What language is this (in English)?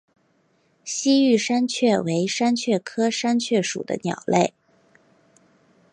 Chinese